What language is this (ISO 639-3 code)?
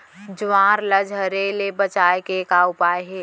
hne